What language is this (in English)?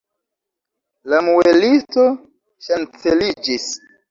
Esperanto